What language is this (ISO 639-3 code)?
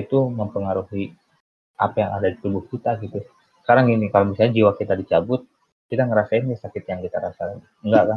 ind